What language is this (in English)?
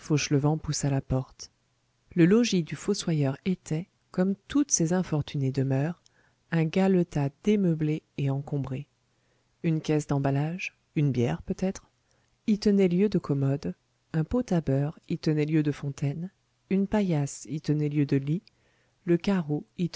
French